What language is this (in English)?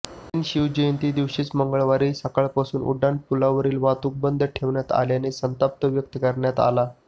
Marathi